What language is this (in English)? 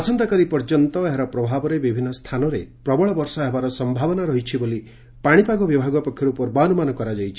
Odia